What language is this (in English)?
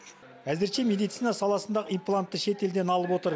Kazakh